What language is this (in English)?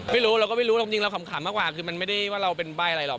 Thai